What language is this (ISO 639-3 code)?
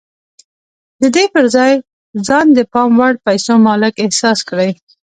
pus